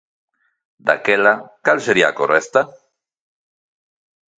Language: Galician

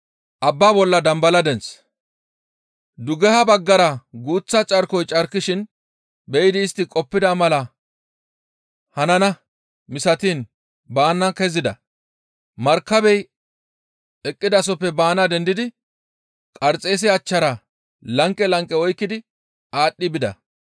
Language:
Gamo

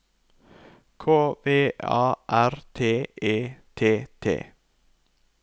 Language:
Norwegian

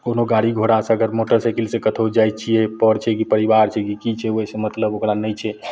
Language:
Maithili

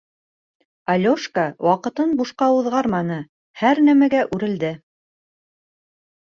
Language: Bashkir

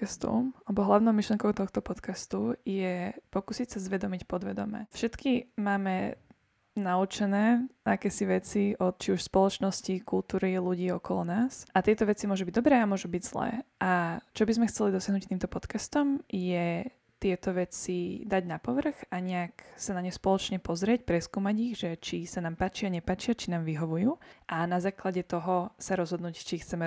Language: Slovak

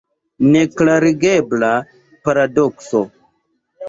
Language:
Esperanto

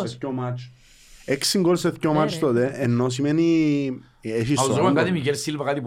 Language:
Greek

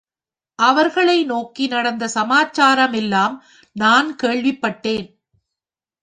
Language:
Tamil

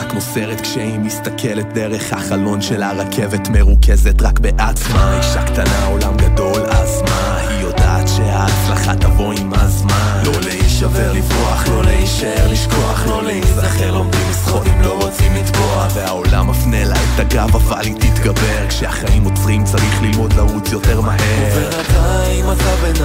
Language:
Hebrew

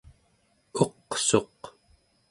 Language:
Central Yupik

